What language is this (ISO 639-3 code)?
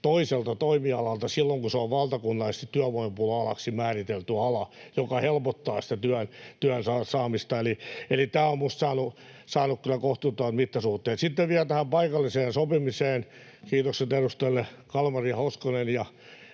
fin